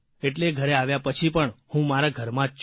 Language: Gujarati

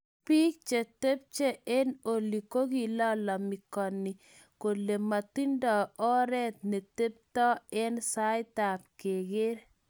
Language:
Kalenjin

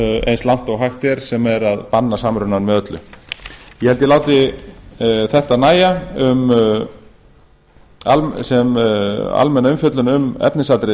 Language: Icelandic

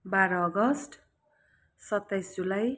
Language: Nepali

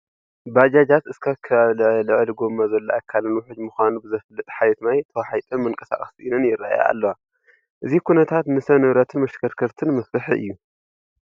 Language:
Tigrinya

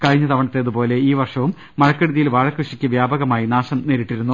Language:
Malayalam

